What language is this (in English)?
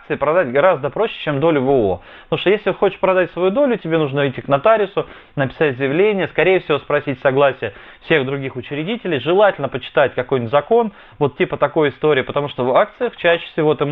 Russian